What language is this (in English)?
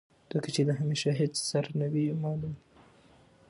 Pashto